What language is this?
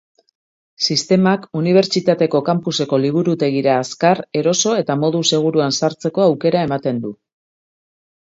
Basque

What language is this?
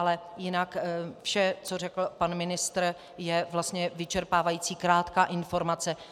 Czech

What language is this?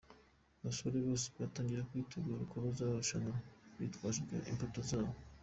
Kinyarwanda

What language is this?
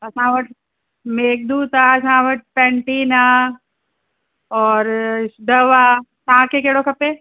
Sindhi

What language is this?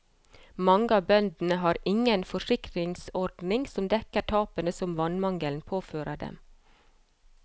Norwegian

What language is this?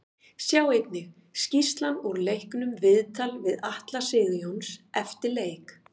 Icelandic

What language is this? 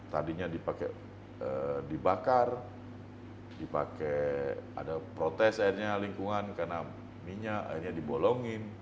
Indonesian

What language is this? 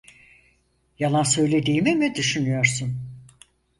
Turkish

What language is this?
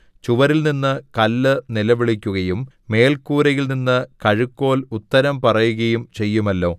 Malayalam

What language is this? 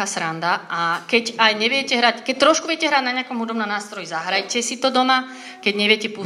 Slovak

